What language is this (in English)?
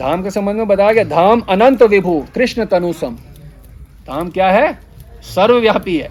Hindi